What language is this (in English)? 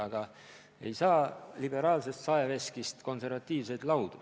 Estonian